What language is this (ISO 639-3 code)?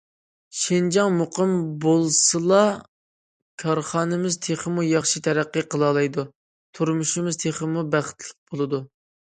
uig